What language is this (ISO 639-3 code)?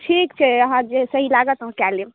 mai